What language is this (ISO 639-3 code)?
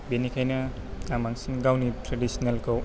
brx